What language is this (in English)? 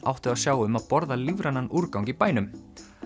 Icelandic